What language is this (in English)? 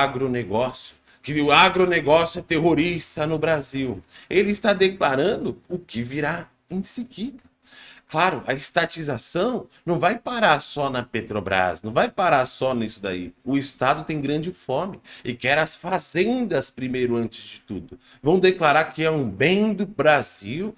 Portuguese